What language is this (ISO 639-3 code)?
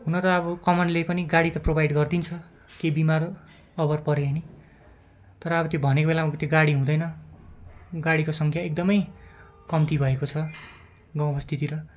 nep